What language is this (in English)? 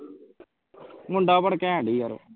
Punjabi